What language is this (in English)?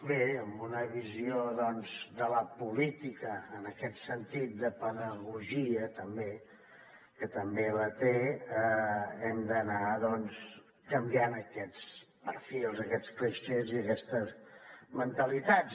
Catalan